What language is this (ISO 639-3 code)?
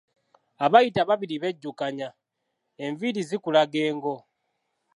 lug